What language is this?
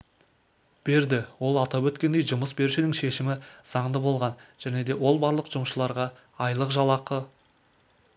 Kazakh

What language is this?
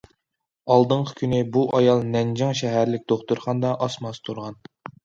Uyghur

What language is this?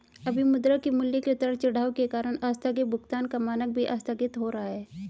Hindi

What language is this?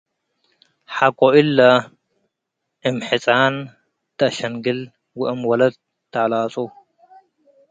Tigre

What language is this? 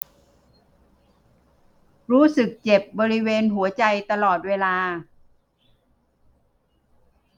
Thai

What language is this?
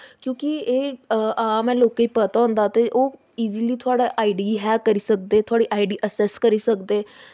Dogri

